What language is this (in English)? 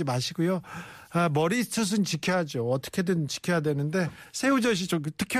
Korean